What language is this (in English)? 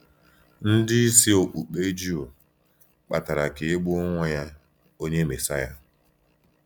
Igbo